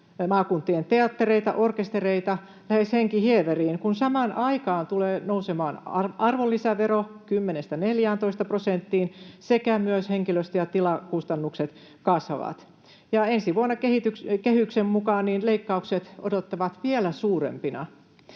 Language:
Finnish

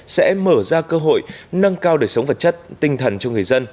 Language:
Vietnamese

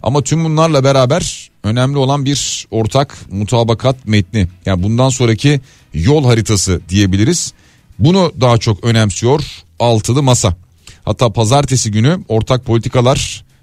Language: Turkish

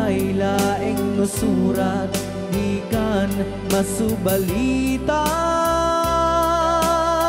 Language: Filipino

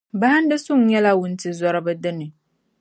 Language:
Dagbani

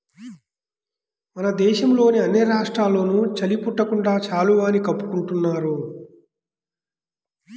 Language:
Telugu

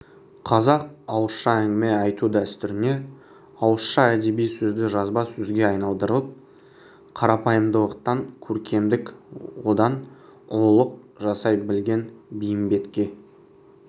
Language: Kazakh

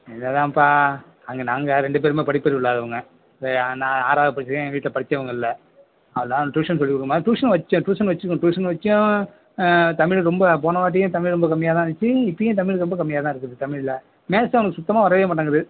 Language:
Tamil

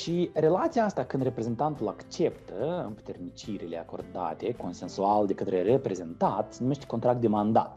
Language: Romanian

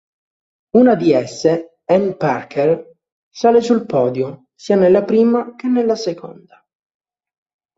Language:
Italian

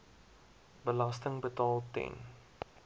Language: Afrikaans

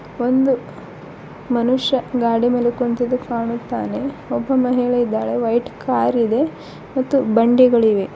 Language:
Kannada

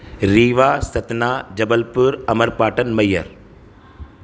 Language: Sindhi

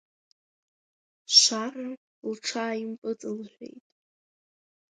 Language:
Abkhazian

